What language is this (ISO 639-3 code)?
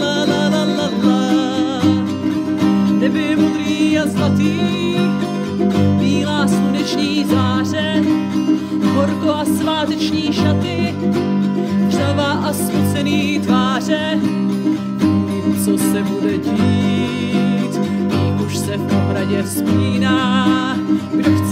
ara